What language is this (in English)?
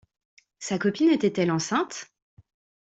French